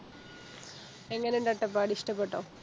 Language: Malayalam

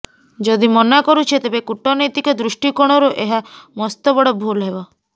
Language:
Odia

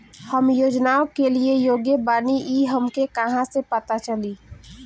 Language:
Bhojpuri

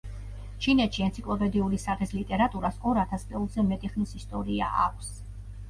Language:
Georgian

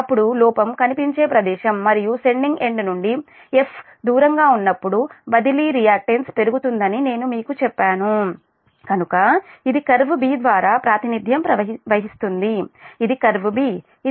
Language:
Telugu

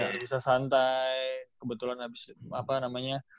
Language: Indonesian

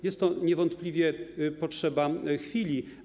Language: Polish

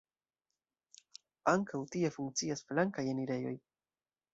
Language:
Esperanto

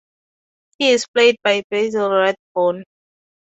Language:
English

